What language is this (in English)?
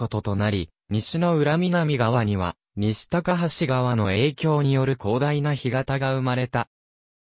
Japanese